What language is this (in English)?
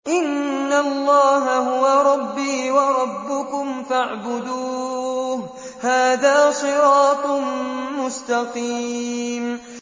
Arabic